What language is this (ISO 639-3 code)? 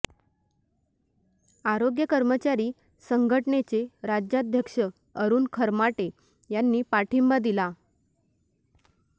mar